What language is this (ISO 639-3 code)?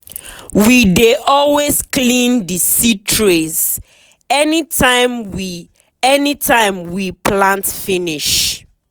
pcm